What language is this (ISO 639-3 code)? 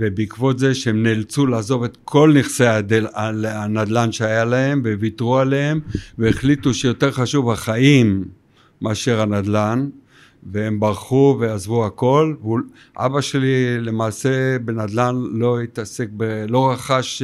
heb